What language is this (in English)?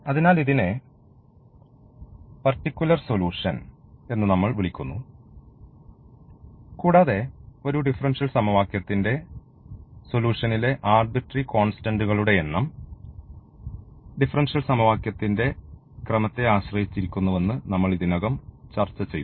Malayalam